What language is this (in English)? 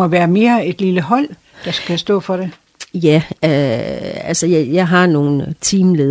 Danish